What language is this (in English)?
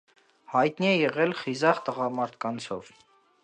Armenian